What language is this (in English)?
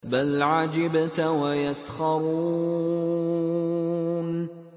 Arabic